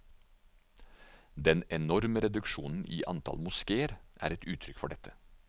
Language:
Norwegian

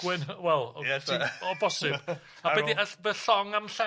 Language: Welsh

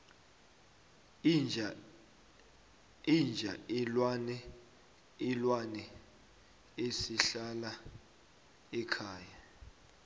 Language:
South Ndebele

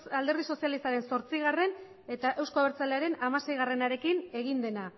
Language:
Basque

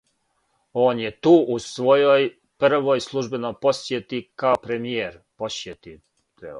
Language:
Serbian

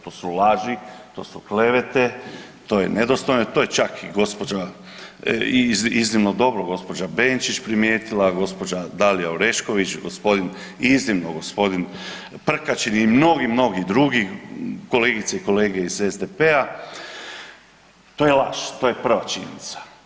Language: Croatian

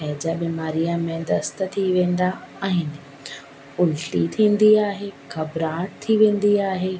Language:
Sindhi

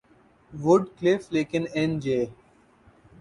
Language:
Urdu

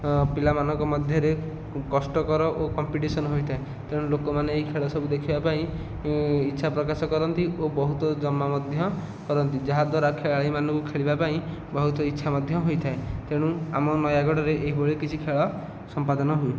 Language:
Odia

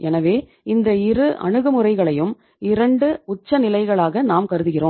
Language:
Tamil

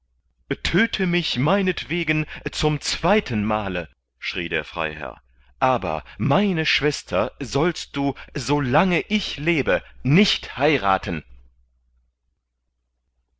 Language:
German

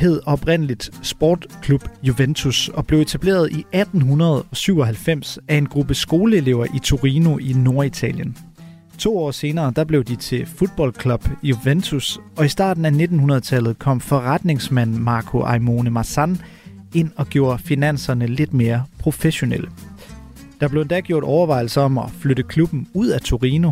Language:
Danish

